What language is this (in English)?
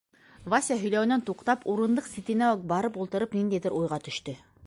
Bashkir